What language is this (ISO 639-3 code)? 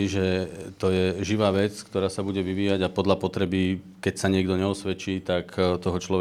slk